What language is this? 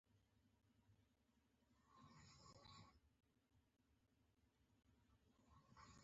Pashto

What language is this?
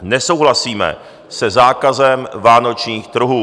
Czech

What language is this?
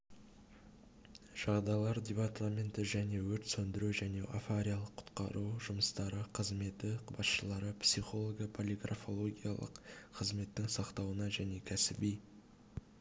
Kazakh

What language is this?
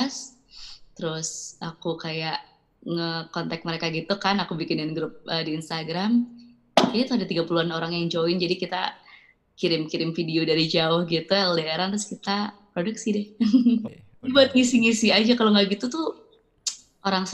Indonesian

